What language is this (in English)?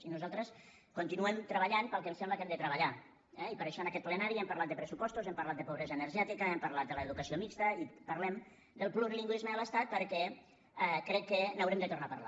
Catalan